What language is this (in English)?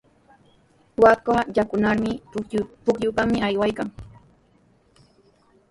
Sihuas Ancash Quechua